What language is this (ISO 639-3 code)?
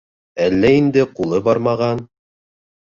bak